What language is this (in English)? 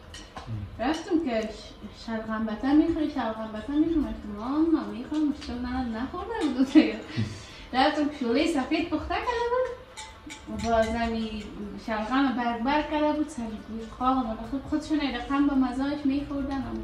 Persian